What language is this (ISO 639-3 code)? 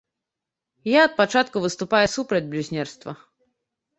bel